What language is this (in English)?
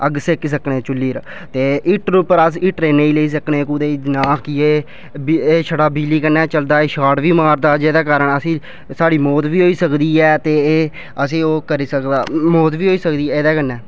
Dogri